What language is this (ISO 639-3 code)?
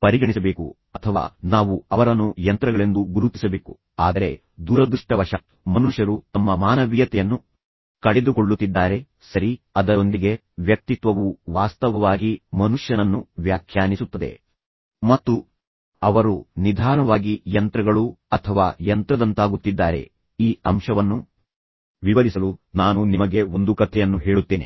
kan